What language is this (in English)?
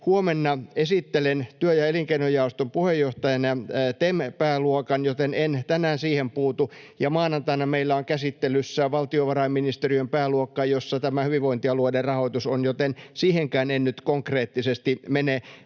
Finnish